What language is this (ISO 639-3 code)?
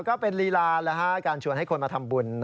tha